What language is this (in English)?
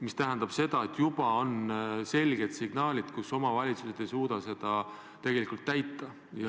Estonian